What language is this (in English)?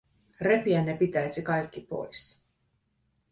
Finnish